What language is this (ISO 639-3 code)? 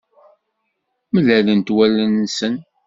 kab